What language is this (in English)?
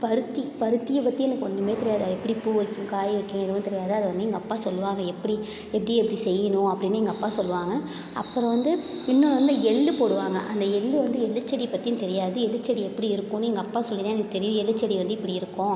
Tamil